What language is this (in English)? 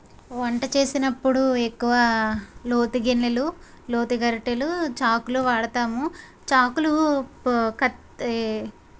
Telugu